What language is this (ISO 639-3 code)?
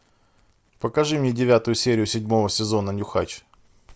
rus